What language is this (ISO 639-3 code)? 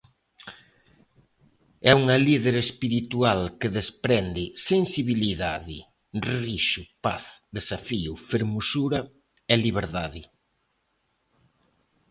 glg